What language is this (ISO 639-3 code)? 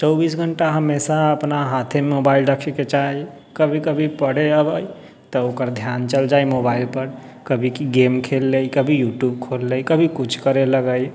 mai